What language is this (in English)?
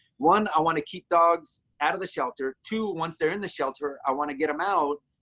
English